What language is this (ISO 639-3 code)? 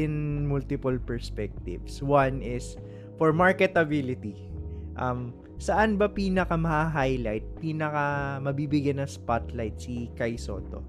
fil